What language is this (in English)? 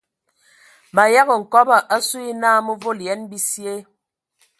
Ewondo